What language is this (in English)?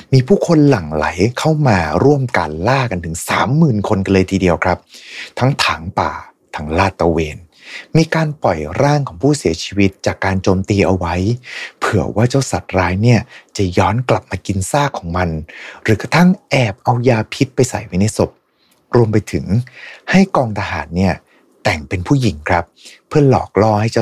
Thai